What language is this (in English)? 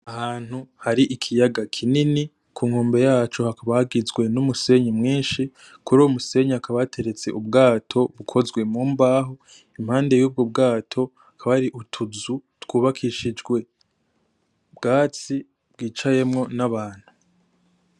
Rundi